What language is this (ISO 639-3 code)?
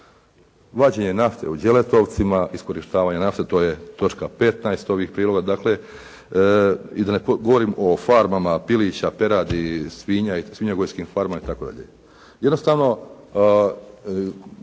hrv